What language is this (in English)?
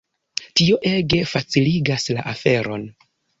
Esperanto